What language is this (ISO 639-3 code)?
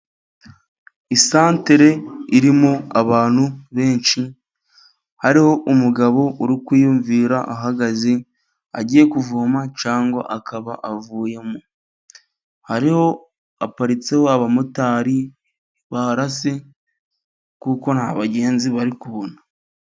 kin